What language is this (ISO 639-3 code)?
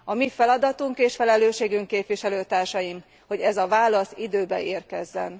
hun